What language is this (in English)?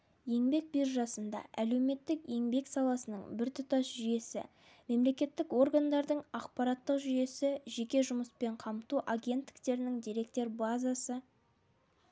Kazakh